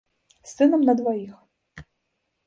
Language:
Belarusian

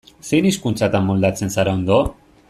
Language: Basque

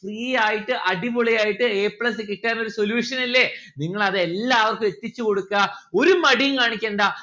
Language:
Malayalam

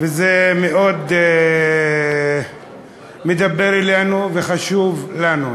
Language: Hebrew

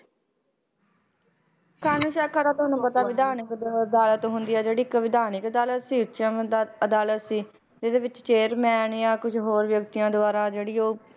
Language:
Punjabi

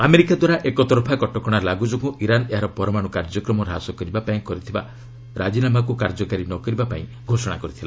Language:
Odia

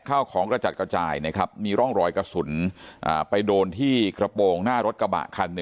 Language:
Thai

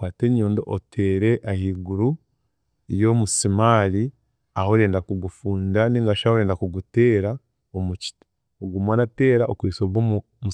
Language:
Chiga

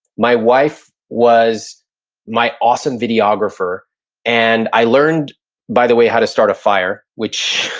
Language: English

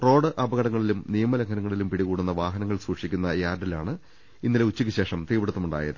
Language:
Malayalam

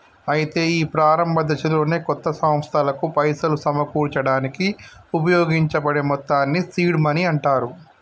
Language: Telugu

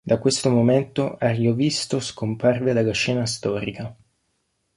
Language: Italian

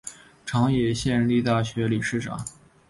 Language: Chinese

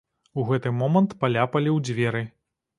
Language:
Belarusian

